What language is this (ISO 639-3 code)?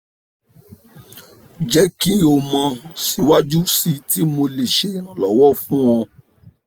yor